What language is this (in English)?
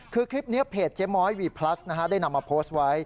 Thai